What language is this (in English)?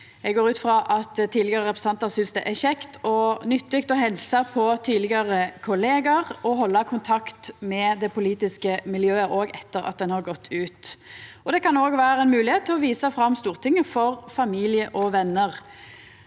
Norwegian